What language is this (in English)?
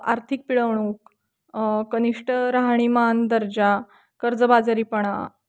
Marathi